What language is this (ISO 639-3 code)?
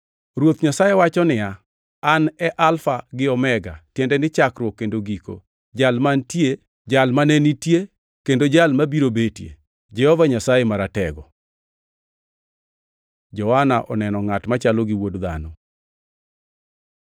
luo